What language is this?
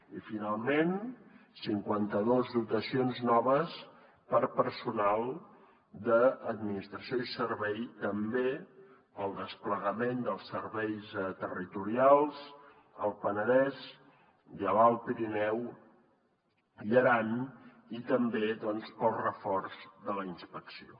Catalan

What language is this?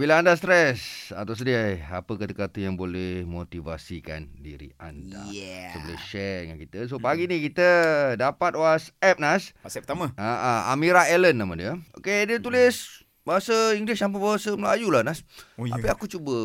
Malay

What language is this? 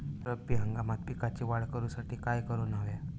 Marathi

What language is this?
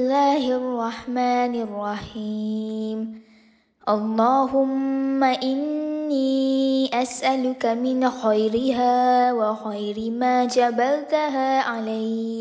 Malay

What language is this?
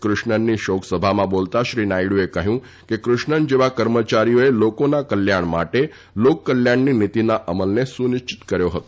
Gujarati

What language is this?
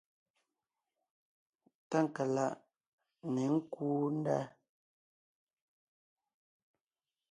Ngiemboon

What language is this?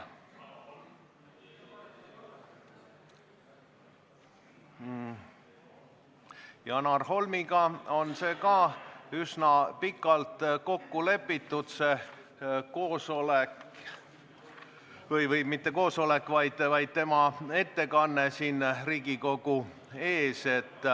Estonian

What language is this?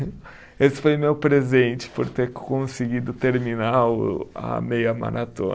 Portuguese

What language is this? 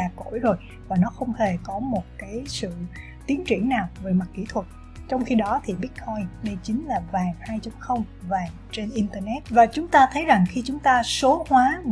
Vietnamese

